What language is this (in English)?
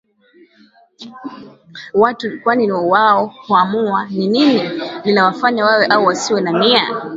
Swahili